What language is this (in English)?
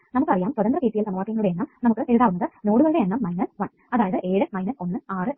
Malayalam